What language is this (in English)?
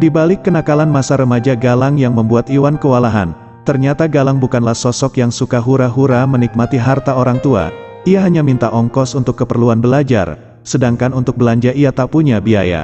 Indonesian